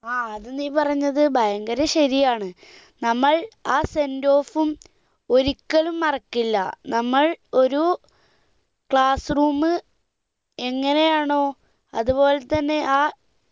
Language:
Malayalam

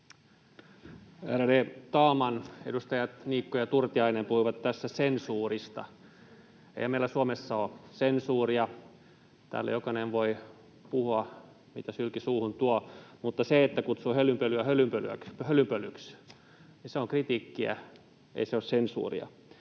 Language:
Finnish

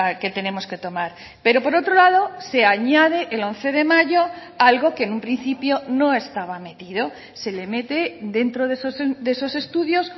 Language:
Spanish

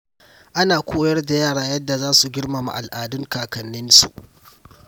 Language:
Hausa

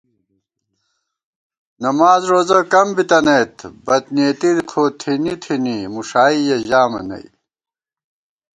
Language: Gawar-Bati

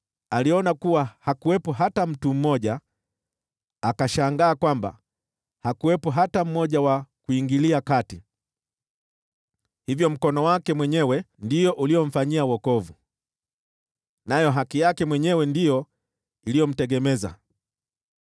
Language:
Swahili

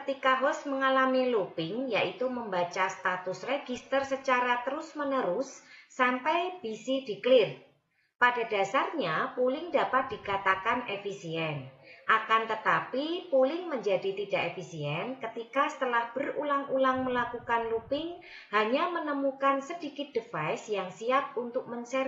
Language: Indonesian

